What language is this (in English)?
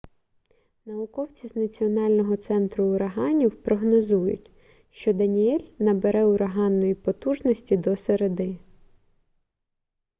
Ukrainian